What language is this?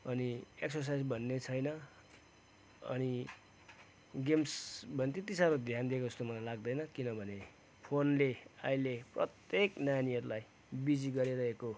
Nepali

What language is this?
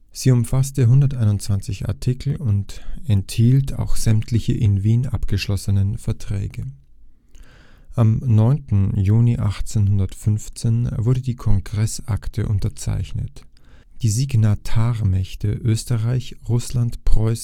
German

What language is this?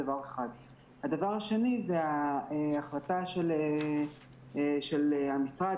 Hebrew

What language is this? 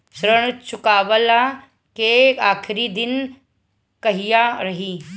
Bhojpuri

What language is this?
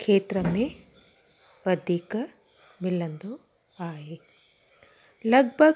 Sindhi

